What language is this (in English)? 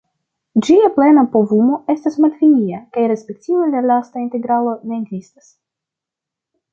Esperanto